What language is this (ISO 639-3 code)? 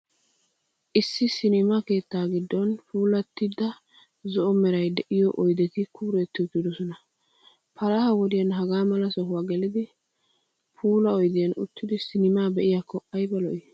wal